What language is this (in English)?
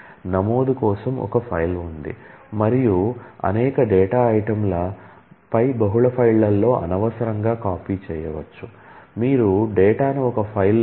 Telugu